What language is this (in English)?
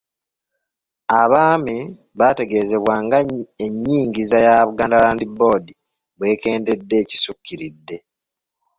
Ganda